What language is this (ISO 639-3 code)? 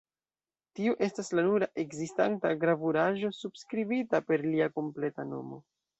epo